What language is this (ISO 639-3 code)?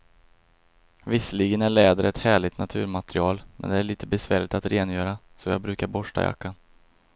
swe